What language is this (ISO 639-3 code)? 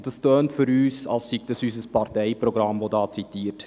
gsw